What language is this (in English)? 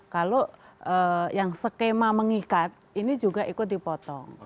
Indonesian